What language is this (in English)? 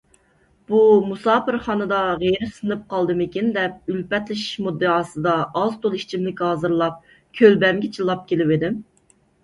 Uyghur